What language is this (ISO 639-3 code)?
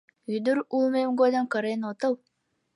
chm